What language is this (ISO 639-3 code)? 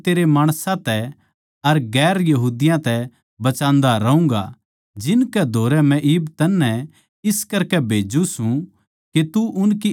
bgc